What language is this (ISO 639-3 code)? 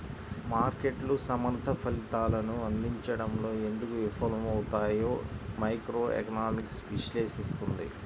tel